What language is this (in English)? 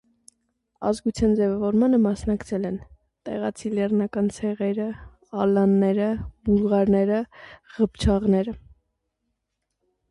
Armenian